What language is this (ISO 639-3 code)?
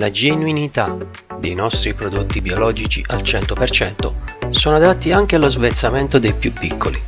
ita